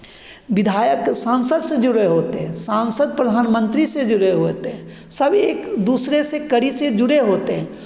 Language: Hindi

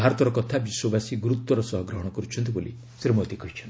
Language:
Odia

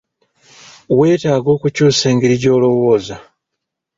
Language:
Ganda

